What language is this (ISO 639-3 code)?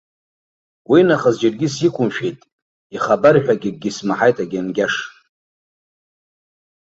abk